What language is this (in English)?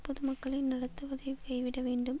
Tamil